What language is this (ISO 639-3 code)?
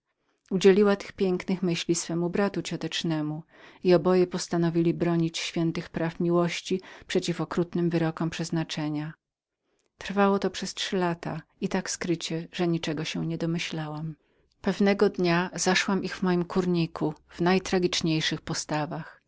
pol